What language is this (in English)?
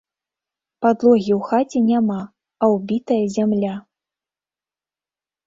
Belarusian